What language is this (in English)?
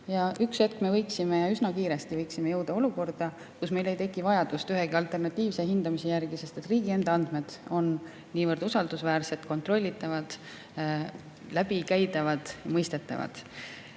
Estonian